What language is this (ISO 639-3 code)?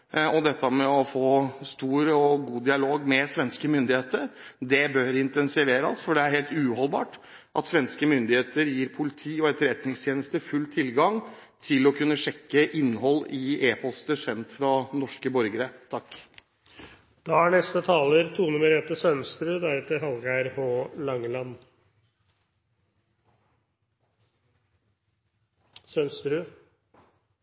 nob